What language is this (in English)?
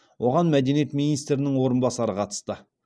Kazakh